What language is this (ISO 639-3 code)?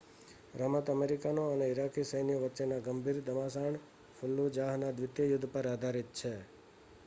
guj